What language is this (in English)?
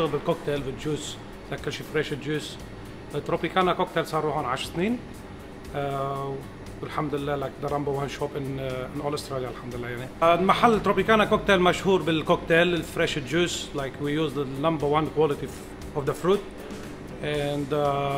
Arabic